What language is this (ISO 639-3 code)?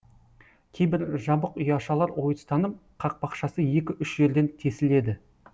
kaz